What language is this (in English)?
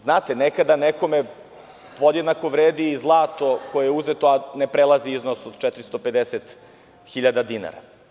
Serbian